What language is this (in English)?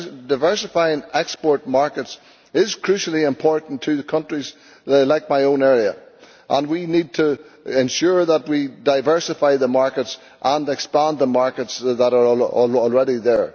English